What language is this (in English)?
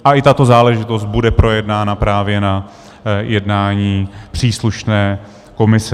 Czech